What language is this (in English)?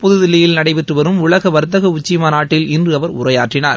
Tamil